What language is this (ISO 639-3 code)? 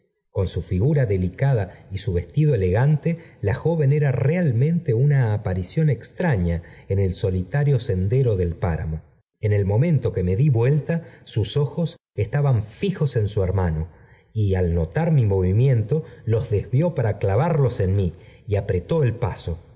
spa